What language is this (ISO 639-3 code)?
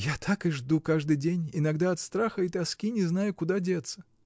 rus